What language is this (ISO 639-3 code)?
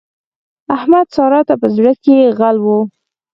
pus